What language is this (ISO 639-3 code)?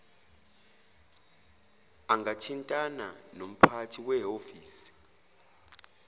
zul